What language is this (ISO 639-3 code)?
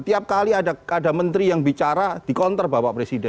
ind